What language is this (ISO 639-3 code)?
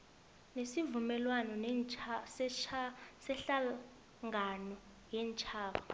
nbl